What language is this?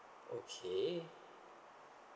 English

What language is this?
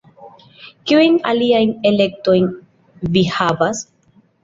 Esperanto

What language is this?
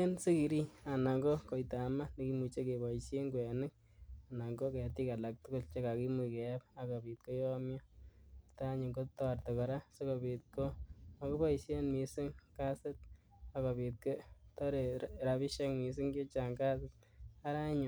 Kalenjin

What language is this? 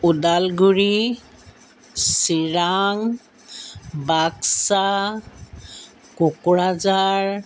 Assamese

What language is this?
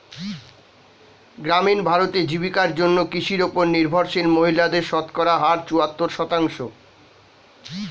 Bangla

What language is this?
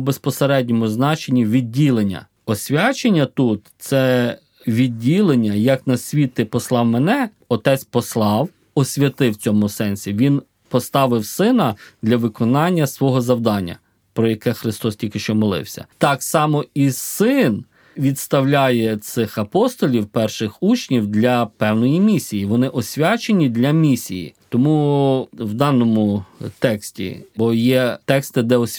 Ukrainian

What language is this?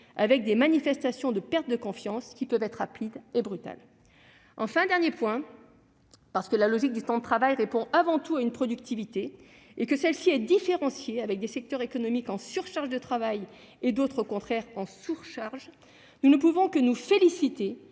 French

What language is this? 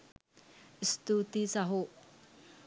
Sinhala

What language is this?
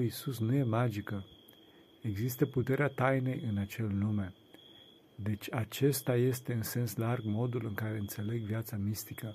Romanian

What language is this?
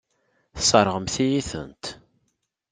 Kabyle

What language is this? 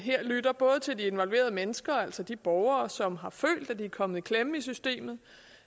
Danish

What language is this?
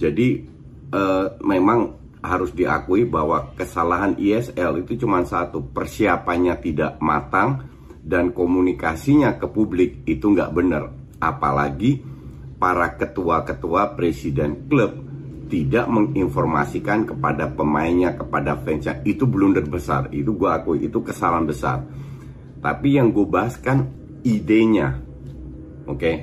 Indonesian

